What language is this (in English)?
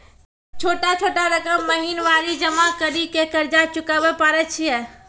Maithili